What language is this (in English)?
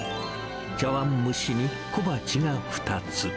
Japanese